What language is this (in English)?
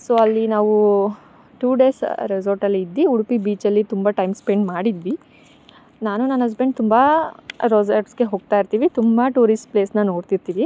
Kannada